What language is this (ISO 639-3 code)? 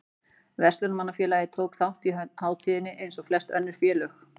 isl